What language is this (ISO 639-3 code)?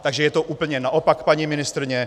ces